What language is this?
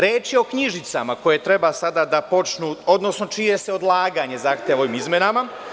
Serbian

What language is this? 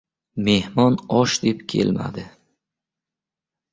Uzbek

